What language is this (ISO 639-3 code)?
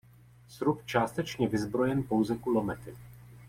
ces